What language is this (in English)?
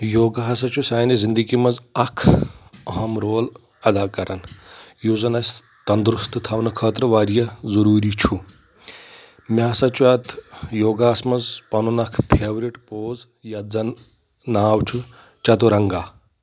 Kashmiri